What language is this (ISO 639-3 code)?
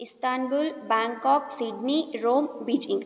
san